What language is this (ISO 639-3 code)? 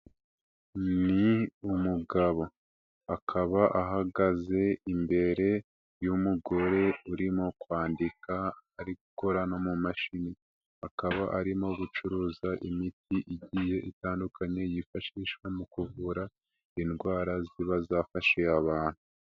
kin